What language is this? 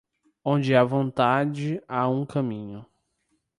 Portuguese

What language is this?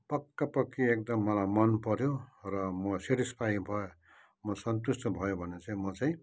Nepali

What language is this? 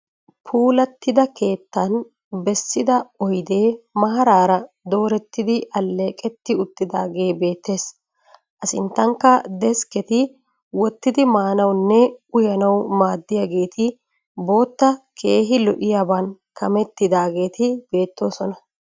Wolaytta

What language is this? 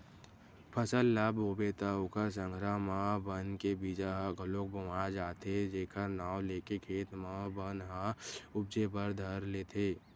Chhattisgarhi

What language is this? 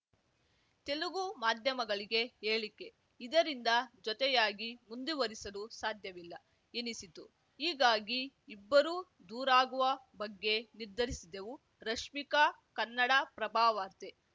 Kannada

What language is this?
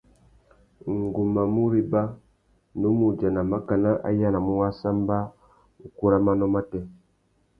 Tuki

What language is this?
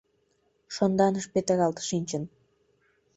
Mari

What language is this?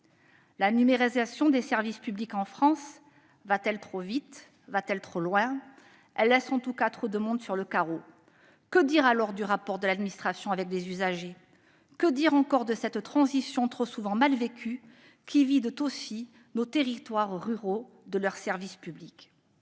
French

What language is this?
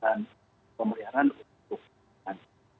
Indonesian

